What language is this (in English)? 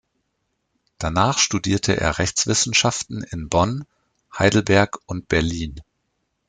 German